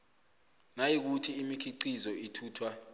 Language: South Ndebele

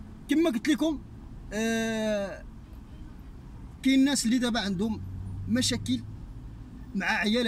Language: Arabic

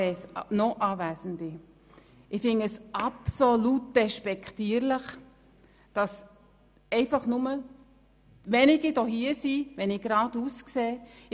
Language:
Swiss German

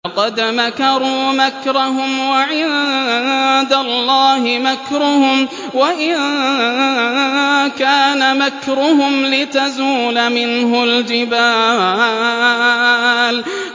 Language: Arabic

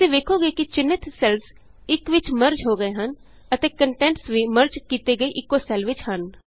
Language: Punjabi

